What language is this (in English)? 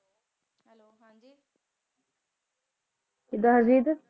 Punjabi